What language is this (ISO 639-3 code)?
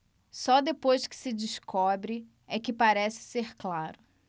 por